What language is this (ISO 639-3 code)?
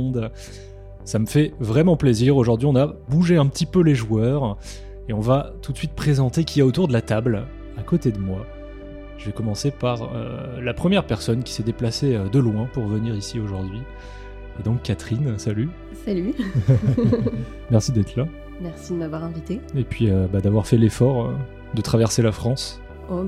fra